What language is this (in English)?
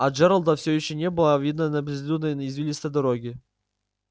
Russian